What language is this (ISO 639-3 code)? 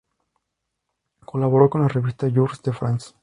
spa